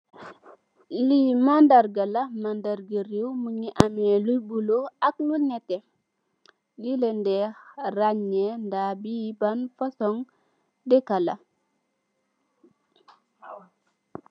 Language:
Wolof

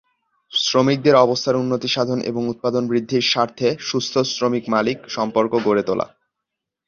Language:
Bangla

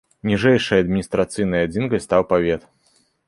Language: Belarusian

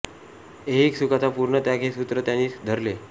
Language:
Marathi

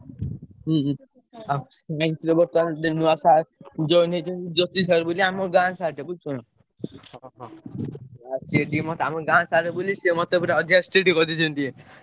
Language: Odia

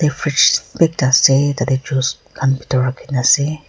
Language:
Naga Pidgin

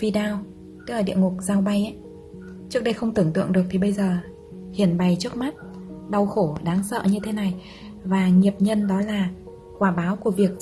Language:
Vietnamese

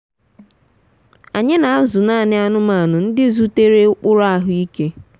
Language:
Igbo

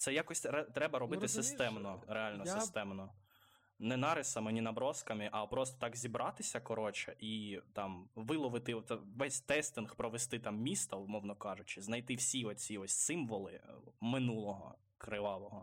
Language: Ukrainian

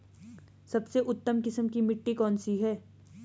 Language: Hindi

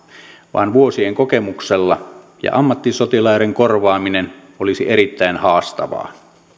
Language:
Finnish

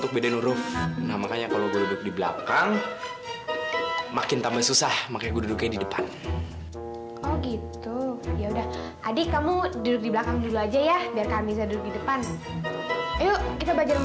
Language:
Indonesian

